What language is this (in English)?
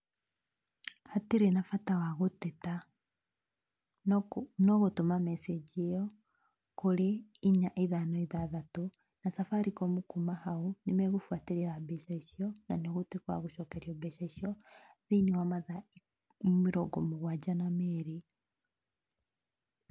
Kikuyu